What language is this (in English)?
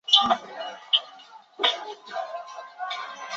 Chinese